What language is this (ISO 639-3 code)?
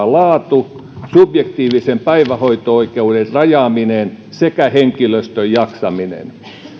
fin